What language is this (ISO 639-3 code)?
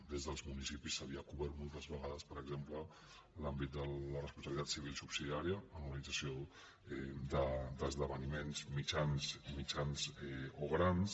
cat